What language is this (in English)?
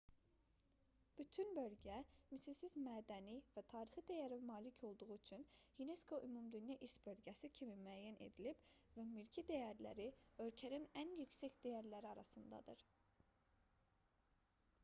Azerbaijani